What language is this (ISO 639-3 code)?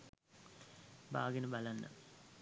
sin